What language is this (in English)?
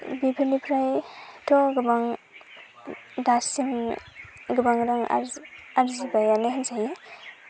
Bodo